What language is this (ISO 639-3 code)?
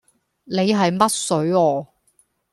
yue